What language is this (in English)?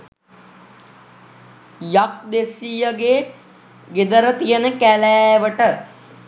Sinhala